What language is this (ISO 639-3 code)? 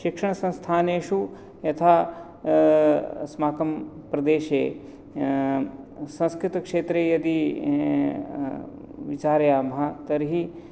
san